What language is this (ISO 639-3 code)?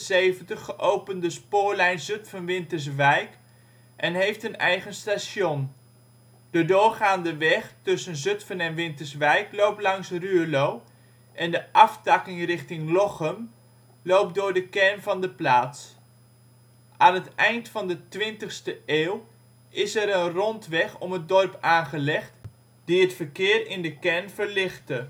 nld